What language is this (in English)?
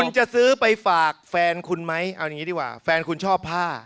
Thai